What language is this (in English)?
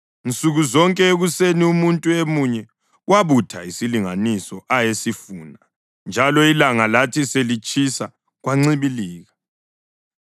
North Ndebele